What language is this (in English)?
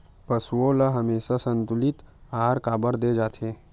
Chhattisgarhi